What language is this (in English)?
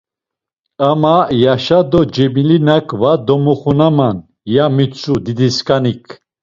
Laz